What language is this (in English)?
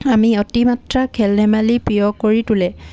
Assamese